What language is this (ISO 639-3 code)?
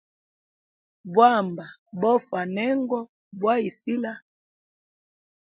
hem